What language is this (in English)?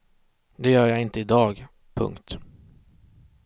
Swedish